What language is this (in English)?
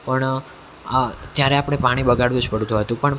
Gujarati